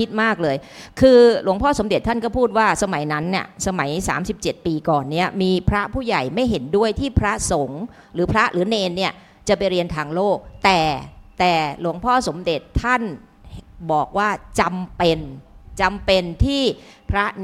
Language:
Thai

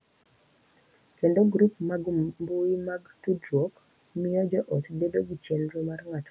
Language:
Luo (Kenya and Tanzania)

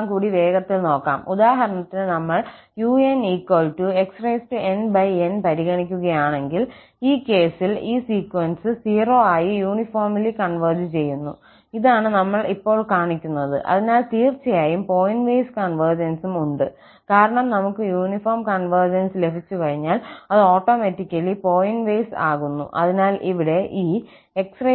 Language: Malayalam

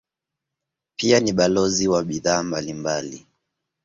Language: Swahili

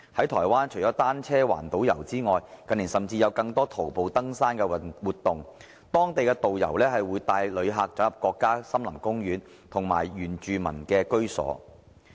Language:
Cantonese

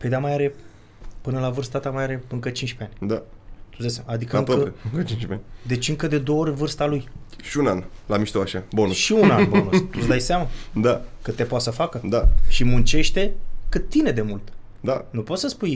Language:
Romanian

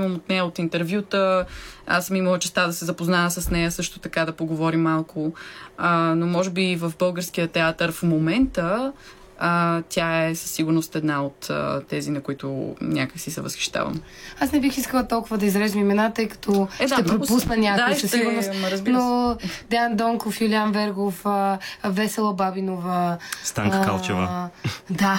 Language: Bulgarian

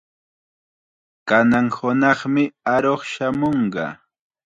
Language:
Chiquián Ancash Quechua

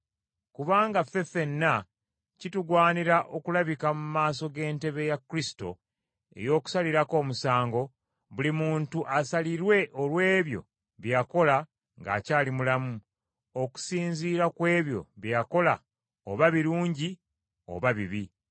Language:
Ganda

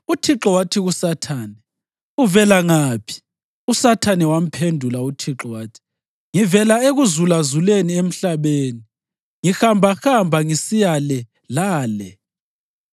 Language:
North Ndebele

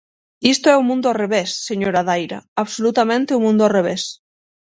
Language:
Galician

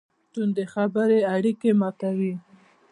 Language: Pashto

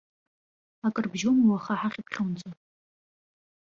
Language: Abkhazian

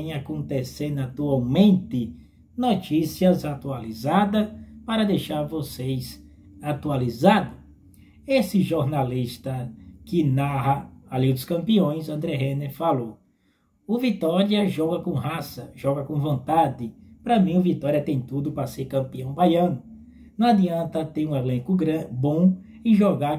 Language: Portuguese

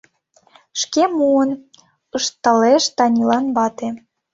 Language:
Mari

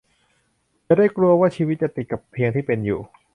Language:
Thai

